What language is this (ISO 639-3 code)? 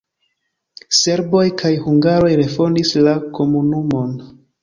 epo